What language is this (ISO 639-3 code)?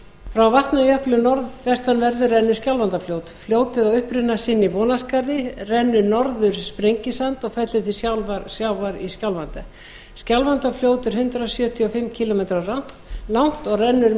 isl